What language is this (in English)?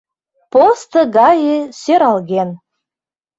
Mari